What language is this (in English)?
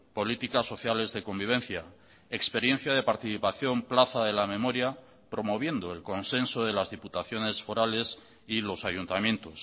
Spanish